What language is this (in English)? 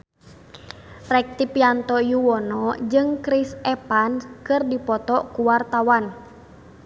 Sundanese